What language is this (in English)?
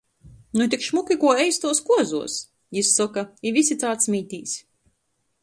Latgalian